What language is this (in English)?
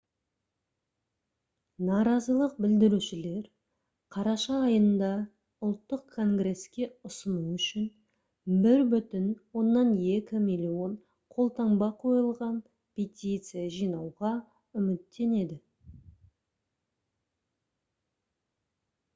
Kazakh